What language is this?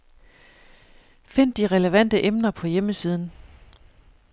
Danish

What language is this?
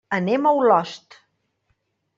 Catalan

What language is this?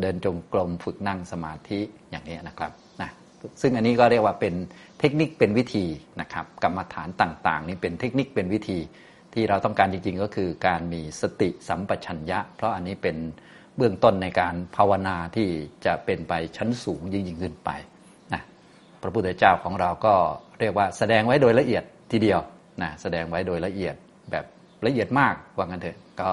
Thai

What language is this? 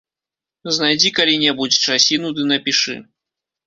Belarusian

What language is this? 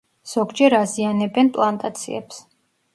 Georgian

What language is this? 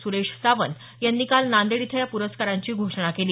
Marathi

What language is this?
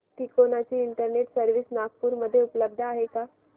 Marathi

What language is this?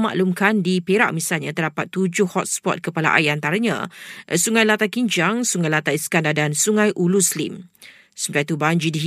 Malay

